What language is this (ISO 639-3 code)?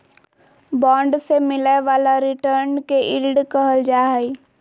mag